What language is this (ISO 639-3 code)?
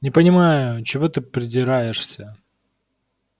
rus